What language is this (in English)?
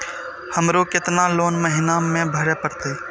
Maithili